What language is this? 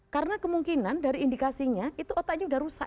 Indonesian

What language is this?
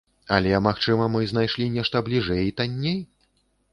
Belarusian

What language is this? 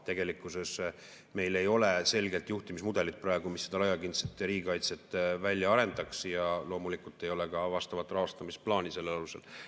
Estonian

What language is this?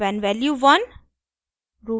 Hindi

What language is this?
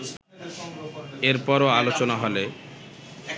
Bangla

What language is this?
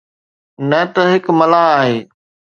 Sindhi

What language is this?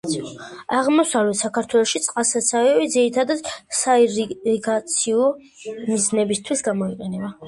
Georgian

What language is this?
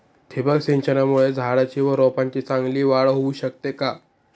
Marathi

